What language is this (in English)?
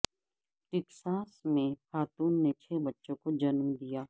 Urdu